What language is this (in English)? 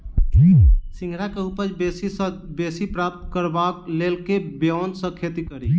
Maithili